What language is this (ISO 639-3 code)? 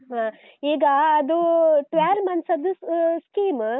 kan